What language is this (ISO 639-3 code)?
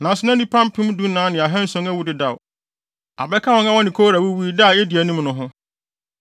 aka